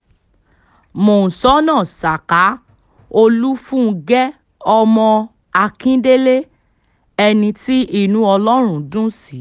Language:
Yoruba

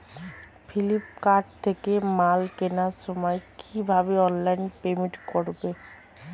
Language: Bangla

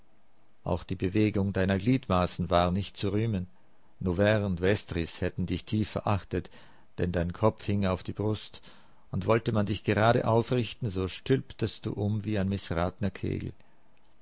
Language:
German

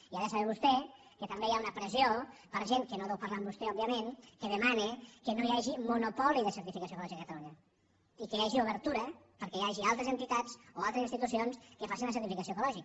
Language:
Catalan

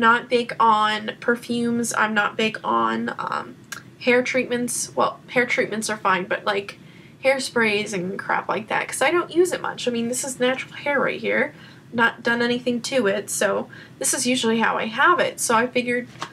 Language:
English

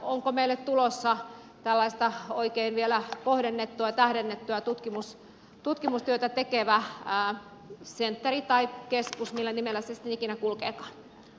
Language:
Finnish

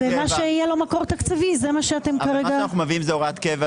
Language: Hebrew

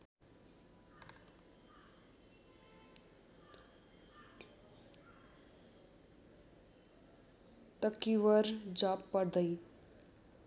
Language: Nepali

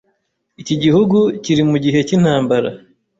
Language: Kinyarwanda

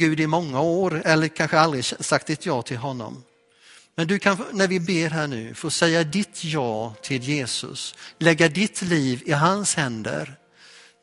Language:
Swedish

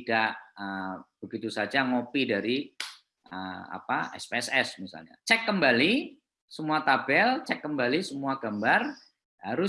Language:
Indonesian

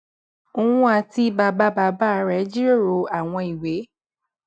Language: Yoruba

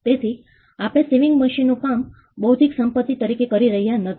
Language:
Gujarati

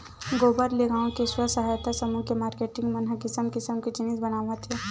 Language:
Chhattisgarhi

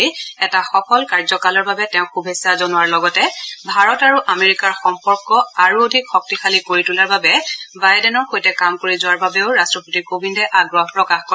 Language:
Assamese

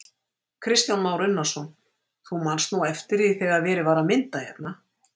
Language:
Icelandic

